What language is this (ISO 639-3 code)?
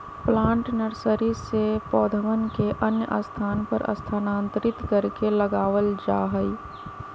mag